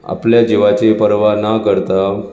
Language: Konkani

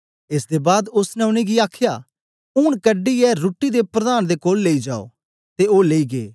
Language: Dogri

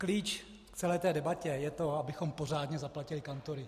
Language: Czech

